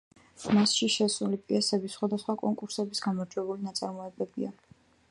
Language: Georgian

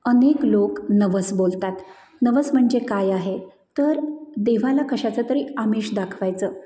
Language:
Marathi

